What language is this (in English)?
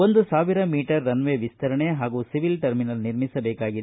Kannada